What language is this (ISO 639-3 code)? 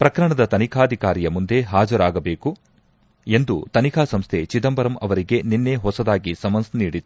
kan